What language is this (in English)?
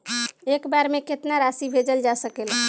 Bhojpuri